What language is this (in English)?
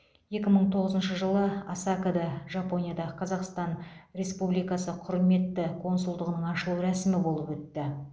Kazakh